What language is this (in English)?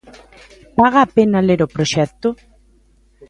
Galician